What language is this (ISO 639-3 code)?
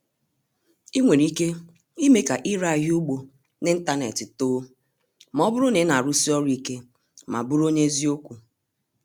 ibo